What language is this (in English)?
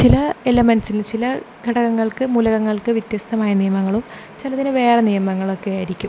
Malayalam